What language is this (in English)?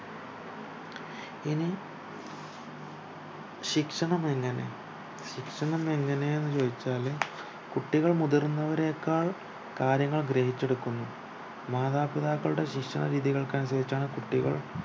Malayalam